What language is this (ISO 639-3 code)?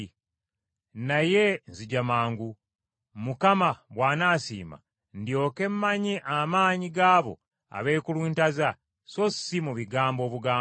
lug